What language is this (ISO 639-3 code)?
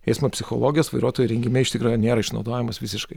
lit